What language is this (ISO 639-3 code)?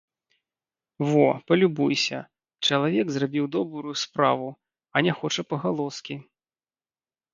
bel